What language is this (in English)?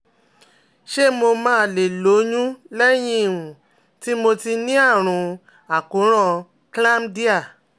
Yoruba